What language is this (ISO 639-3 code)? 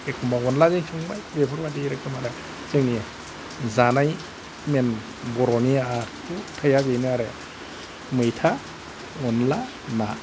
brx